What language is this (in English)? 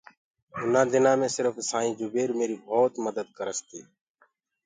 Gurgula